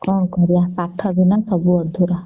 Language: Odia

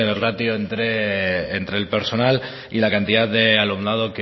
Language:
Spanish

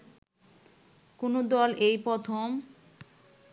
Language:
Bangla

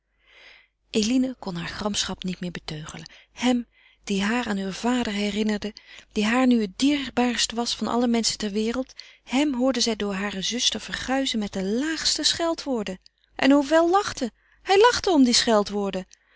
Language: Dutch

